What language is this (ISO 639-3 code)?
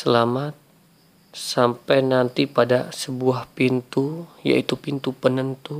ind